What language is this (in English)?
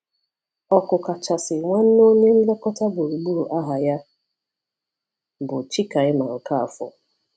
Igbo